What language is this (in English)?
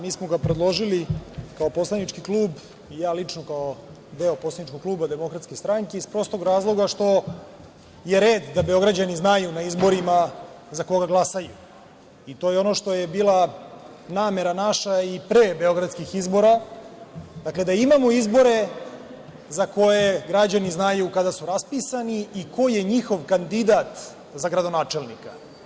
Serbian